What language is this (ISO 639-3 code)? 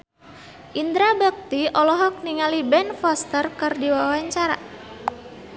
sun